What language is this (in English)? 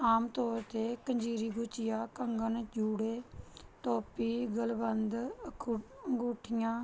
Punjabi